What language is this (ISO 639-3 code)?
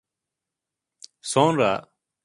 tur